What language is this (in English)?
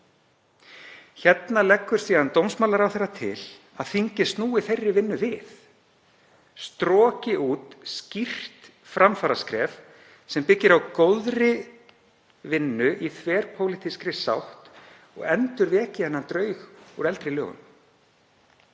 Icelandic